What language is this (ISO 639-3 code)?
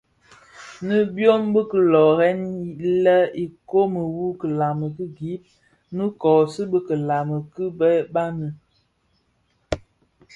ksf